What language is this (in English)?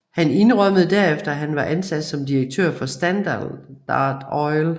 Danish